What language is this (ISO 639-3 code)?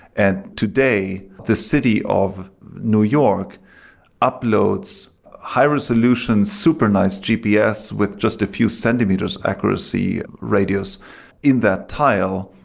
eng